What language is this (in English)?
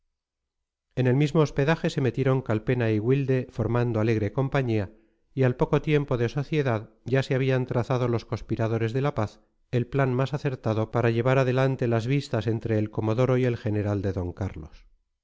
Spanish